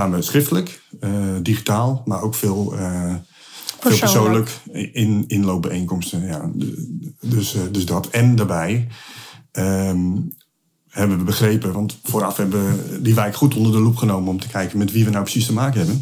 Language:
Dutch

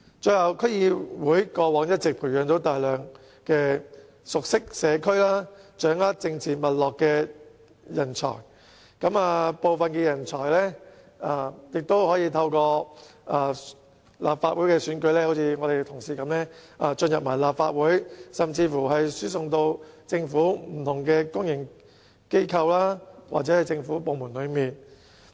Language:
Cantonese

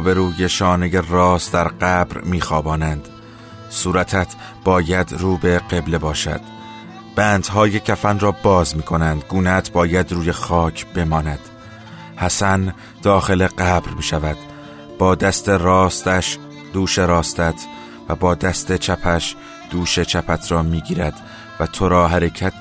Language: Persian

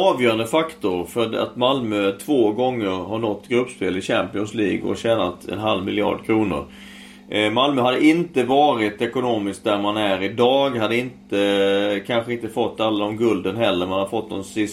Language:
Swedish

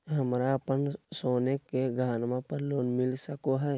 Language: Magahi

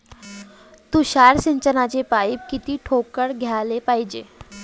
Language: Marathi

